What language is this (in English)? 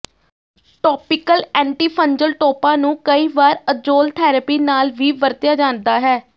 Punjabi